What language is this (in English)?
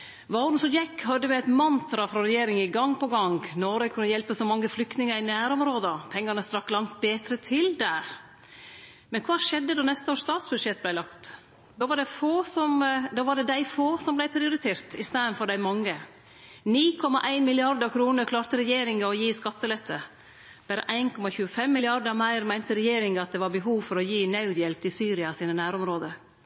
Norwegian Nynorsk